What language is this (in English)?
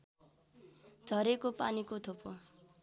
Nepali